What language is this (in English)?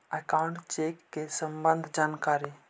Magahi